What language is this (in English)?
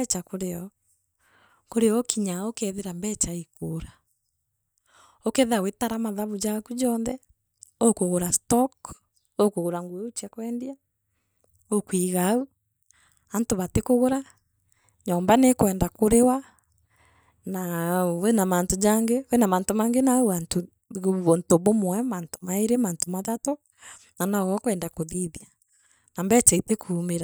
Meru